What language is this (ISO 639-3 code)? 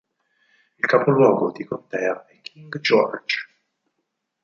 ita